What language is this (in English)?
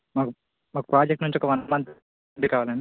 Telugu